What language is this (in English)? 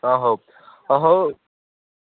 Odia